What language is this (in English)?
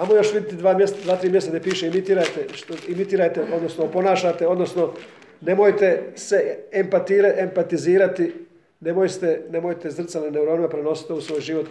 Croatian